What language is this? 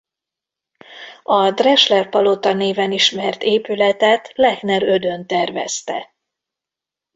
Hungarian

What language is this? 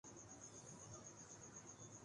Urdu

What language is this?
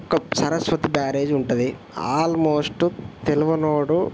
Telugu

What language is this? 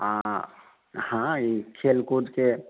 Maithili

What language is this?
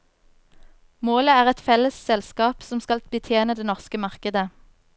Norwegian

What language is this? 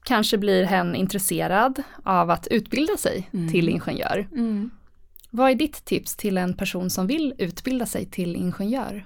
Swedish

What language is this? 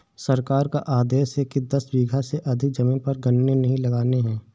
Hindi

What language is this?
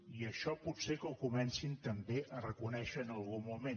Catalan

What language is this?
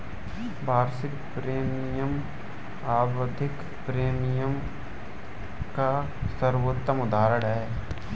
Hindi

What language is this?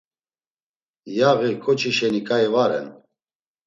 Laz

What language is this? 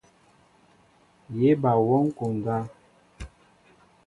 Mbo (Cameroon)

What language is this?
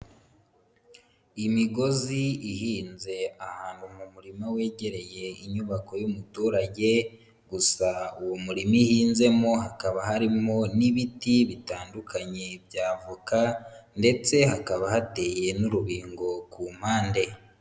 Kinyarwanda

